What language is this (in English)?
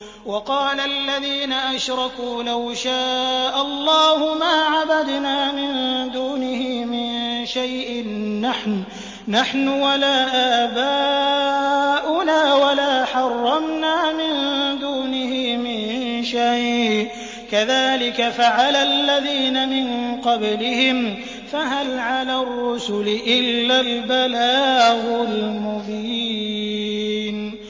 Arabic